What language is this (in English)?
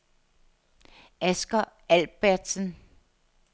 Danish